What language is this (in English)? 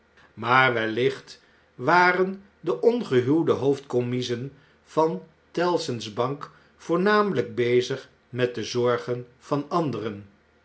Dutch